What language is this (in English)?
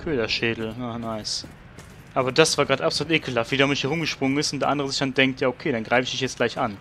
German